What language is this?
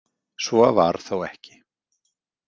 Icelandic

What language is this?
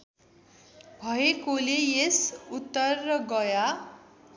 Nepali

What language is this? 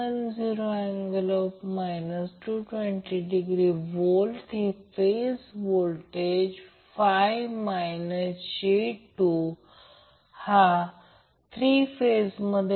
Marathi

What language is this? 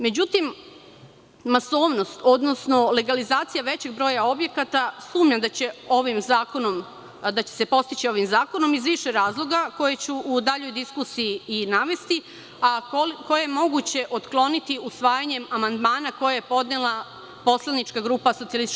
Serbian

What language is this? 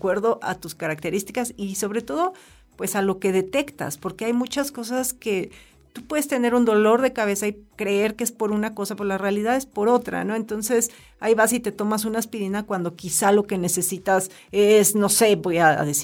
Spanish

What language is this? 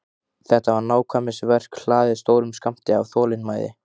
Icelandic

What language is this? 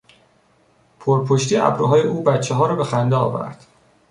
Persian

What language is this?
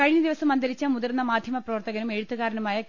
Malayalam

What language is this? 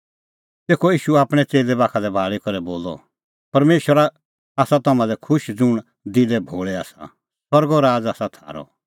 Kullu Pahari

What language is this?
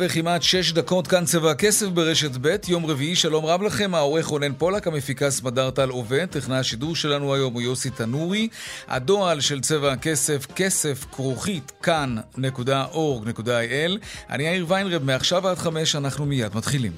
Hebrew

